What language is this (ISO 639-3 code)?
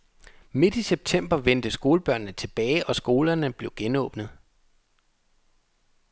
dan